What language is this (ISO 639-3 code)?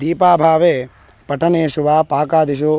san